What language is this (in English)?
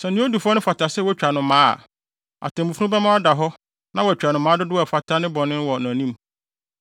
Akan